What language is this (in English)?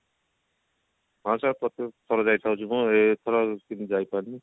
Odia